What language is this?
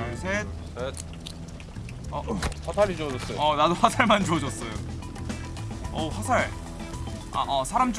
Korean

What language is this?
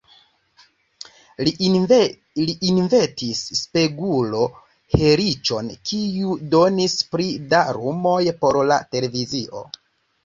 Esperanto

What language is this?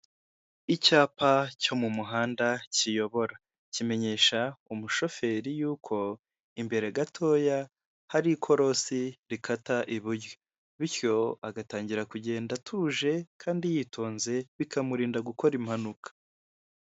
Kinyarwanda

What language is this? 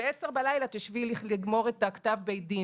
Hebrew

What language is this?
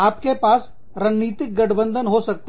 Hindi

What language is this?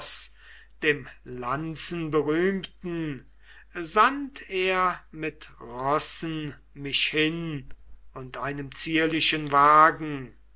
German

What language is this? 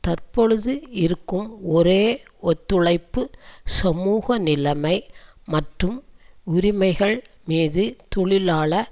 Tamil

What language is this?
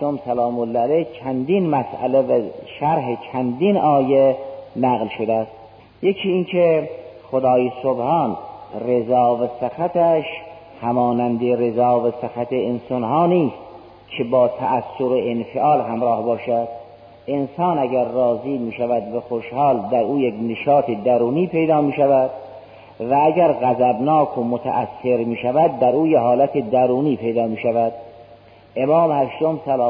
Persian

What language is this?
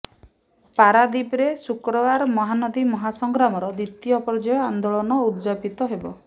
Odia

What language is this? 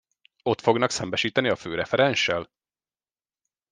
Hungarian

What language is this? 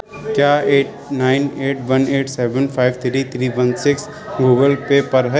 Urdu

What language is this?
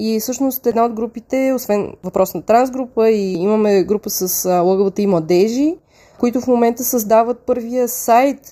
Bulgarian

